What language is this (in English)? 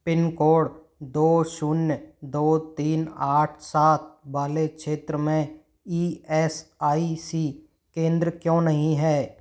Hindi